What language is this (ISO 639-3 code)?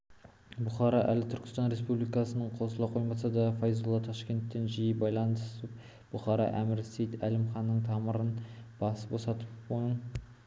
kaz